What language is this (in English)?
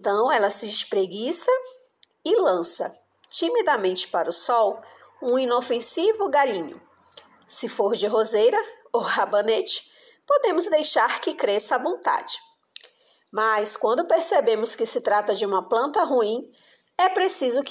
Portuguese